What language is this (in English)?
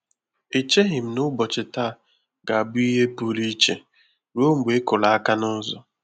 Igbo